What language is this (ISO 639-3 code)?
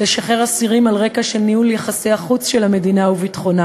heb